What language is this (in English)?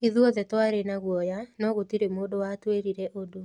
Kikuyu